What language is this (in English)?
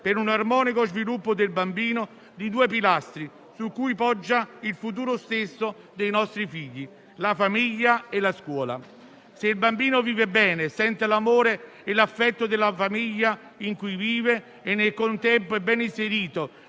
Italian